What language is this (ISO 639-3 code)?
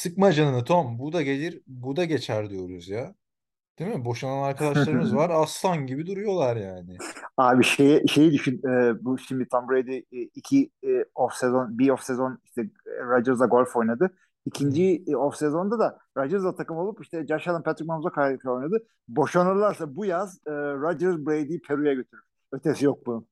tur